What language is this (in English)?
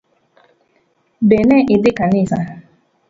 Luo (Kenya and Tanzania)